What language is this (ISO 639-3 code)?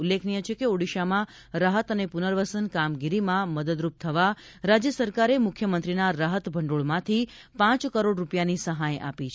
guj